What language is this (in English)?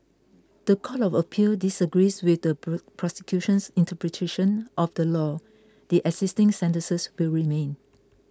English